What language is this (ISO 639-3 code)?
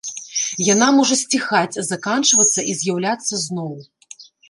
bel